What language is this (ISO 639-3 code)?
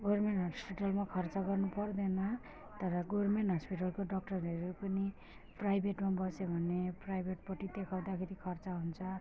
nep